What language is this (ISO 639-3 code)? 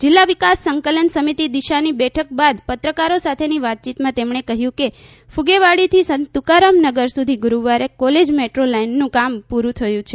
guj